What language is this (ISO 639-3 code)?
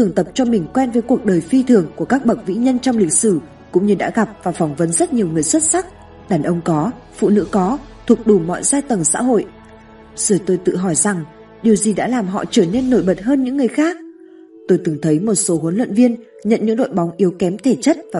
vie